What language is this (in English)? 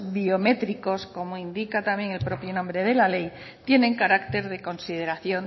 Spanish